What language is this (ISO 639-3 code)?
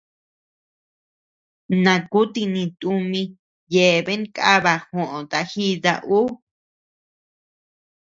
cux